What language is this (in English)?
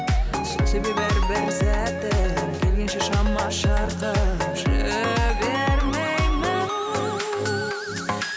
Kazakh